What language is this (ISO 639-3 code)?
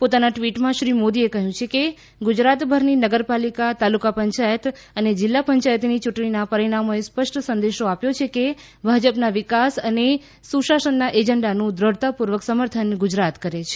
guj